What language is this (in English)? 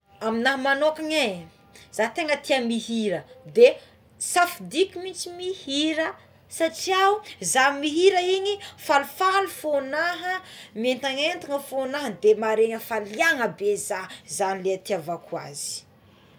Tsimihety Malagasy